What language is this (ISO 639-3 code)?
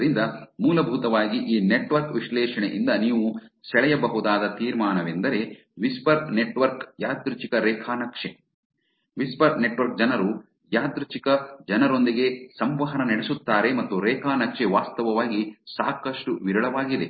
kan